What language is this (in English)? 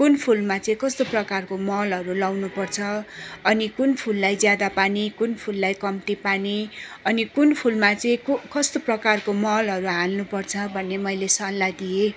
Nepali